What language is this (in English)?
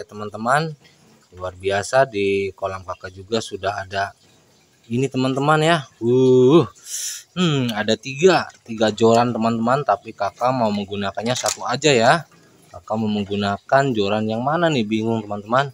Indonesian